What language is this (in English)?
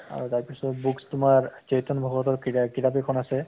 Assamese